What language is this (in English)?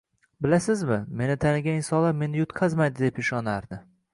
Uzbek